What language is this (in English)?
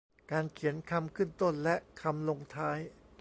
Thai